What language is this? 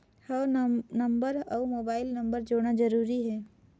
Chhattisgarhi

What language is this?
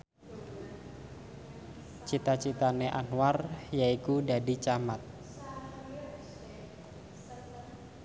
Javanese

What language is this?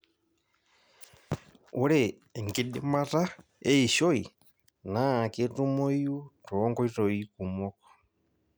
Masai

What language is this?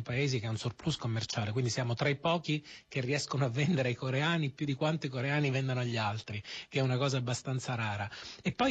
Italian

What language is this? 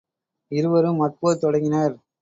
Tamil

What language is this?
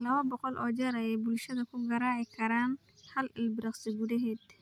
Somali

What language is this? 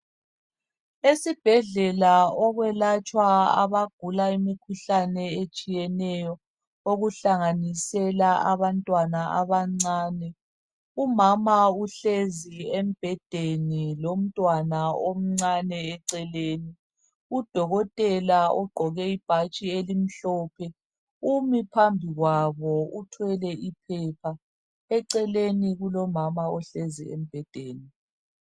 North Ndebele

